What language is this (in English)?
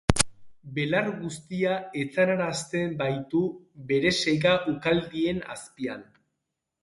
Basque